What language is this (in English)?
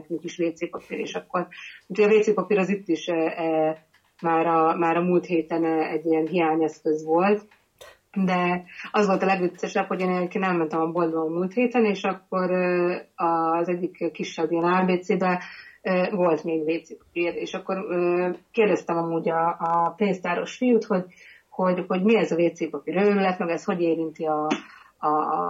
Hungarian